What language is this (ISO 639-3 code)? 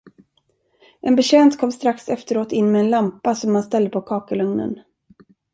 swe